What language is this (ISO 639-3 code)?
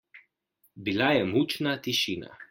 slv